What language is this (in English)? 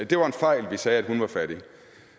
Danish